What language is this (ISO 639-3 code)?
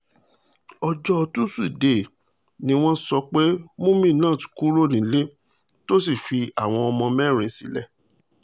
yor